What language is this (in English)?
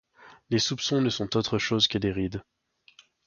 French